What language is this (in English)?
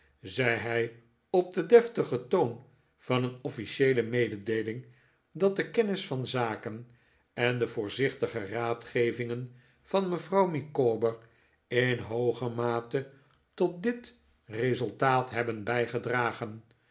Dutch